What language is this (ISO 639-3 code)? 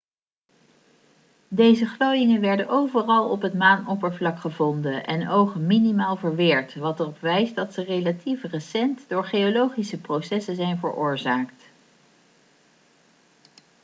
nld